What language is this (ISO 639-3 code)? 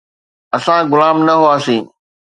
snd